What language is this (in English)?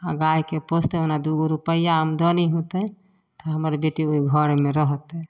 Maithili